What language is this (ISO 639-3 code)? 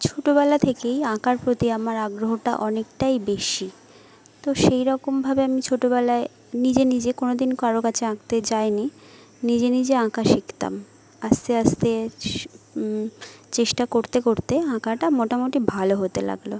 ben